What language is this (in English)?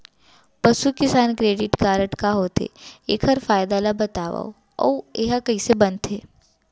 Chhattisgarhi